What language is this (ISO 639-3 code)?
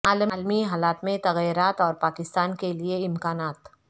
urd